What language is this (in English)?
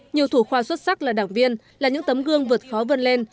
Vietnamese